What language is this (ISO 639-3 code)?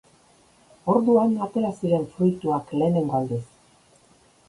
eus